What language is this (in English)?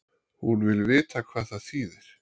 Icelandic